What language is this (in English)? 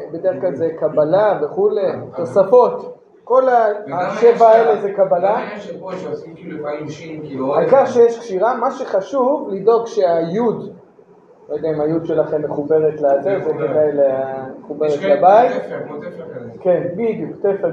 Hebrew